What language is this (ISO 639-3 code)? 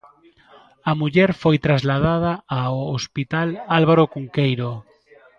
glg